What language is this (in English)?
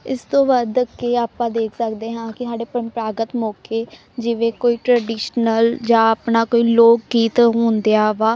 Punjabi